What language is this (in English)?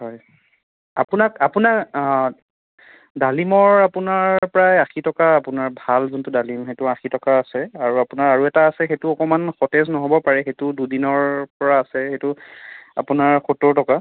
Assamese